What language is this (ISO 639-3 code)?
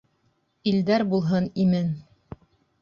bak